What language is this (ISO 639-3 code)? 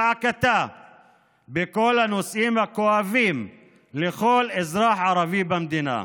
heb